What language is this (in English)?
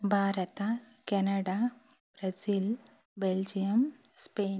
Kannada